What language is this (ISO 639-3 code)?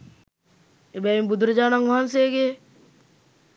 sin